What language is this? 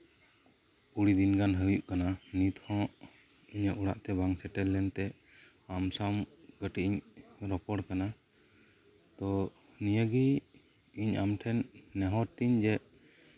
Santali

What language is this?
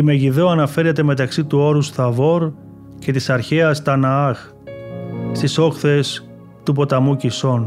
Greek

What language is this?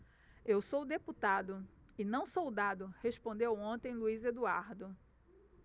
Portuguese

